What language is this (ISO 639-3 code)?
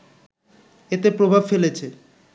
ben